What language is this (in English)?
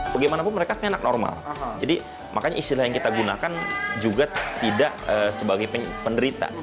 Indonesian